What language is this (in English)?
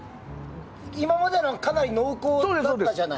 Japanese